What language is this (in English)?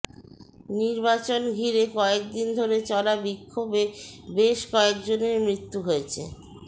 Bangla